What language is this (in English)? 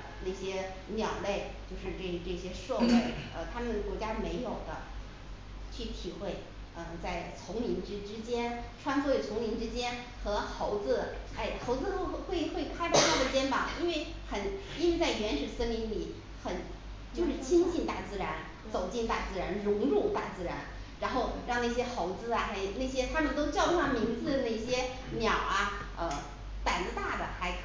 Chinese